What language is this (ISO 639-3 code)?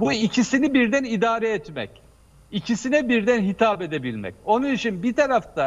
tur